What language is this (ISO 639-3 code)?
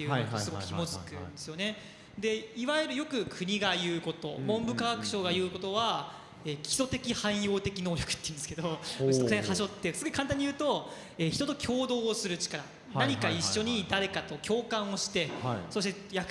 jpn